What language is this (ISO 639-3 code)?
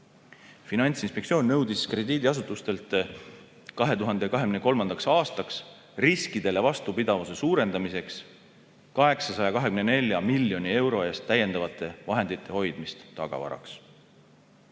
est